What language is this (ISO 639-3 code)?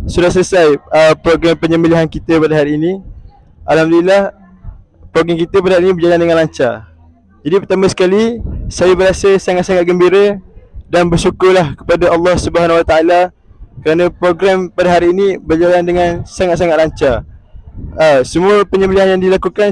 msa